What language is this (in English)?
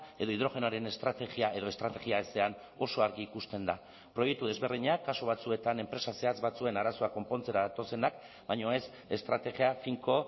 Basque